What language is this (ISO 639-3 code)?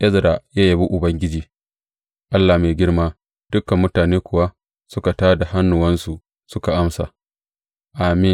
hau